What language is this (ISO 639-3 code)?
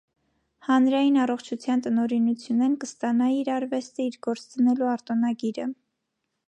hye